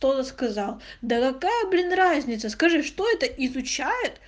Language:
Russian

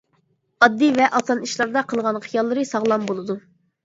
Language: Uyghur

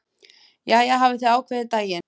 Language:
Icelandic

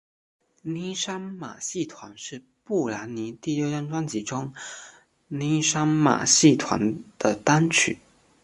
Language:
Chinese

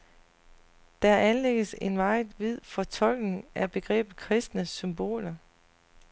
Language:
Danish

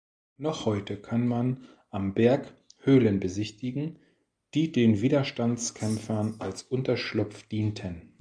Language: German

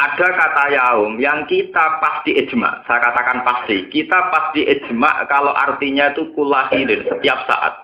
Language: Indonesian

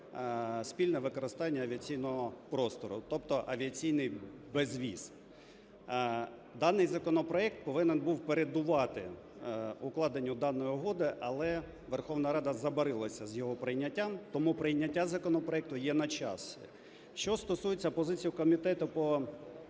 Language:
Ukrainian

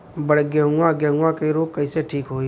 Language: Bhojpuri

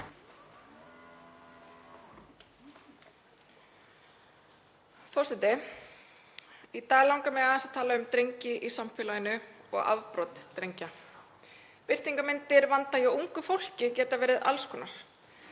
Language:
Icelandic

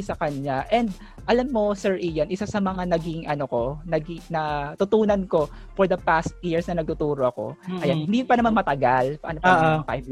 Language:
Filipino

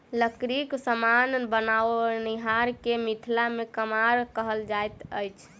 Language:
Maithili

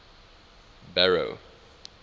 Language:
English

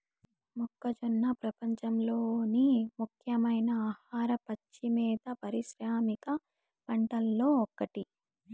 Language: Telugu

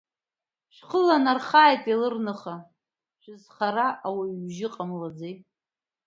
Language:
Abkhazian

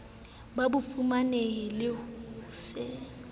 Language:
Southern Sotho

